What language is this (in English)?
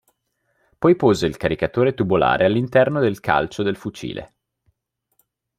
Italian